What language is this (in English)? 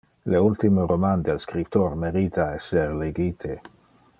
Interlingua